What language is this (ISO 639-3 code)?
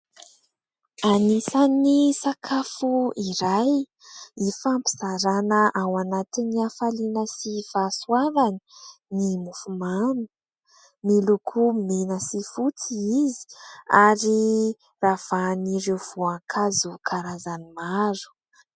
mlg